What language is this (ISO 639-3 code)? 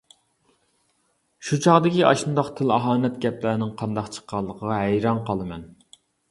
uig